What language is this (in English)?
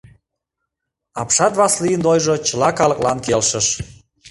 Mari